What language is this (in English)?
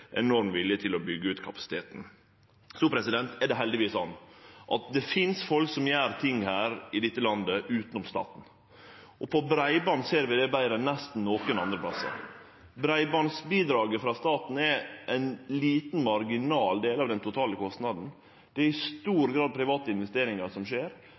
Norwegian Nynorsk